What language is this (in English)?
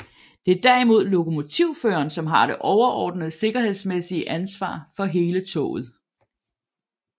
Danish